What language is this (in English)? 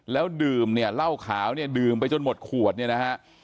Thai